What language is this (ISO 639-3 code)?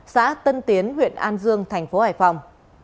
vie